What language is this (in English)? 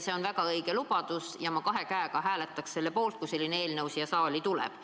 Estonian